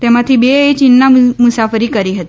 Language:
Gujarati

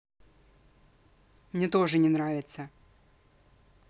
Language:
Russian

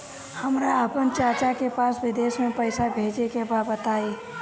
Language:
Bhojpuri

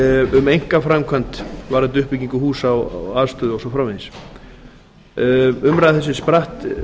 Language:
Icelandic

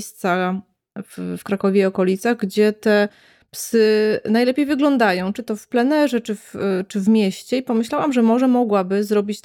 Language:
Polish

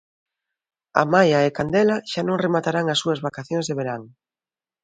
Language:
Galician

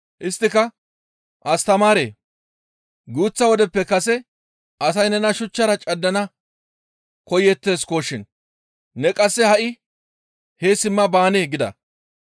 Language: Gamo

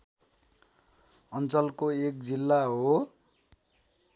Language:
Nepali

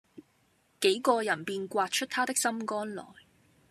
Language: Cantonese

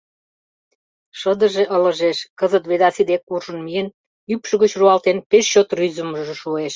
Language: Mari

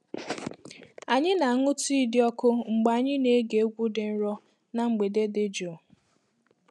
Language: Igbo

